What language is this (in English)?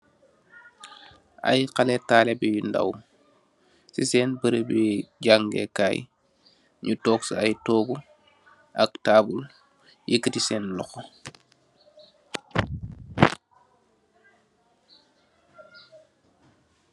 Wolof